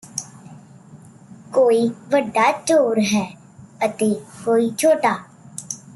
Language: Punjabi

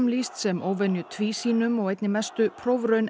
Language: Icelandic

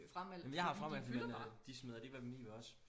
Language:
Danish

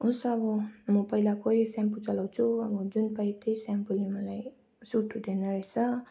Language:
Nepali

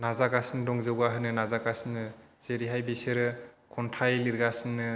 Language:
Bodo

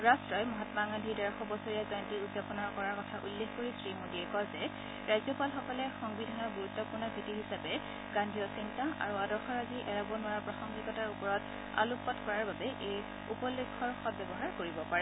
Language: Assamese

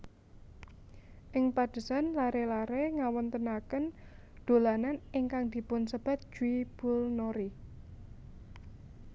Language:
Javanese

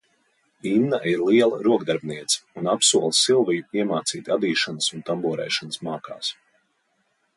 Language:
Latvian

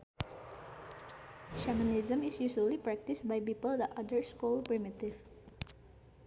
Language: Sundanese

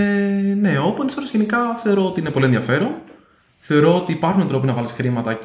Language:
Greek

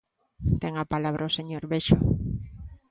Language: Galician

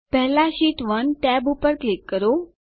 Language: Gujarati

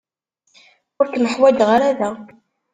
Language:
Kabyle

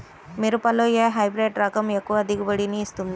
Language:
Telugu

